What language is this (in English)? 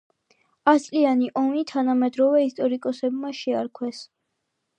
Georgian